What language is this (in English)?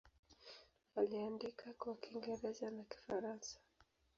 Swahili